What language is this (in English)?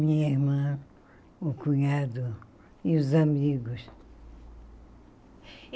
Portuguese